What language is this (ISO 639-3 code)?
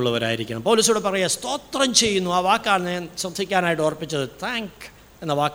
mal